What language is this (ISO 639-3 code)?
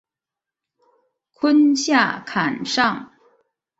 zho